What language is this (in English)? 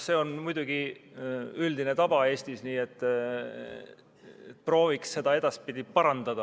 Estonian